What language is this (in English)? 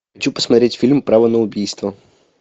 Russian